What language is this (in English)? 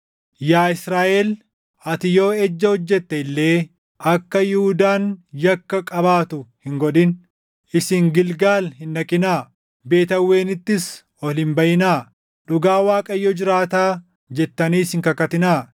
Oromo